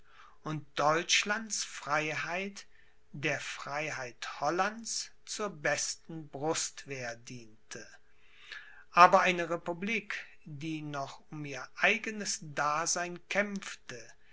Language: German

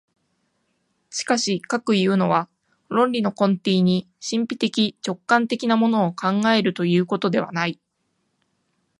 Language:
Japanese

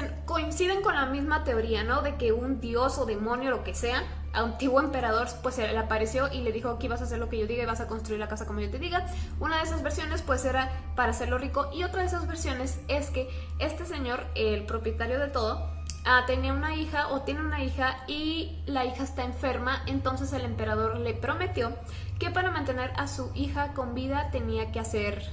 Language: Spanish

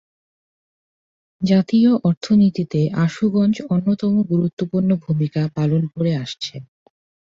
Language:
Bangla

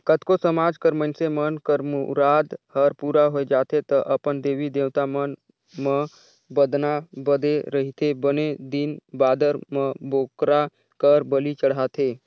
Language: Chhattisgarhi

